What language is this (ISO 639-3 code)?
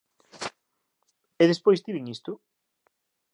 glg